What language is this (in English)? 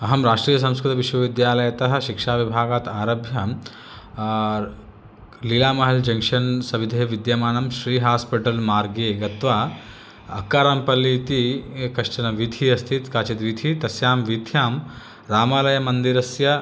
Sanskrit